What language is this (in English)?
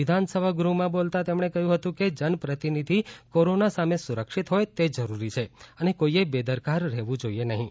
Gujarati